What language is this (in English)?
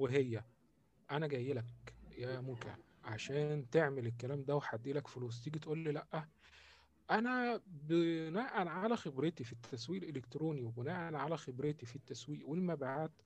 Arabic